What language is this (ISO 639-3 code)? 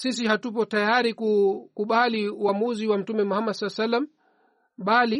swa